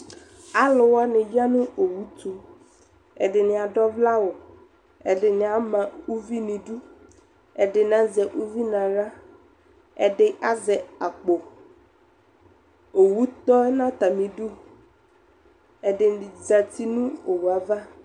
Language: Ikposo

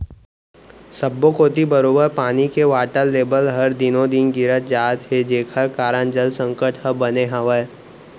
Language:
Chhattisgarhi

